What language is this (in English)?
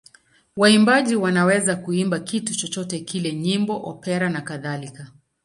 Swahili